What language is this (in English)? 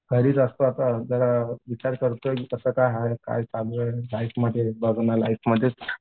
Marathi